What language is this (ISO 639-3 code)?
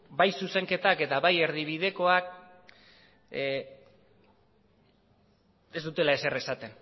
eus